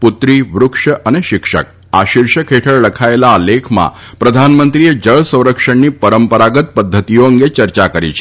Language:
Gujarati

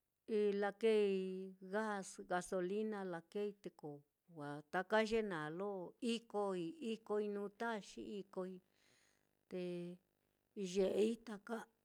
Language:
Mitlatongo Mixtec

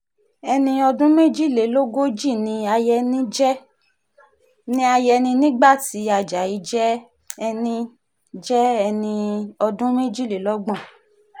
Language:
Yoruba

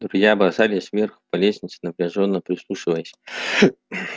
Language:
Russian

